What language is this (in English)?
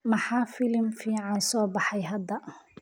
Somali